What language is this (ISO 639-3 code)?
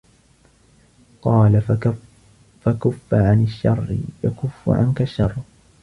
ara